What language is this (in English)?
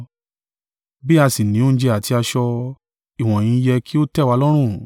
Yoruba